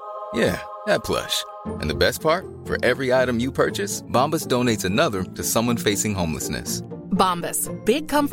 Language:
Filipino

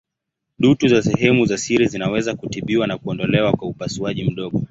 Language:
Swahili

